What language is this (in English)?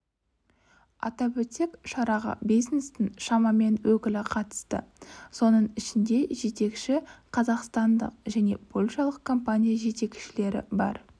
Kazakh